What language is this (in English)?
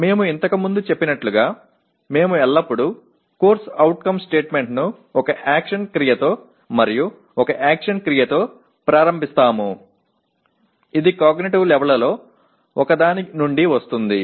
Telugu